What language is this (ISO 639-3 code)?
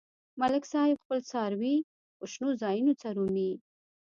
pus